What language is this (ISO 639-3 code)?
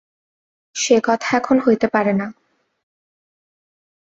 ben